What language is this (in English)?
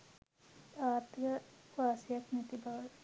Sinhala